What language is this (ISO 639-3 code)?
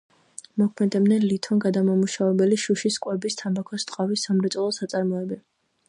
kat